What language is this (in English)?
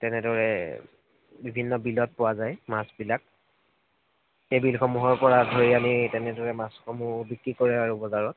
Assamese